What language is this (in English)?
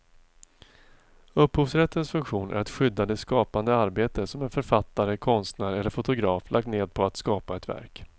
Swedish